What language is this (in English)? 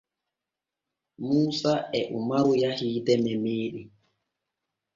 Borgu Fulfulde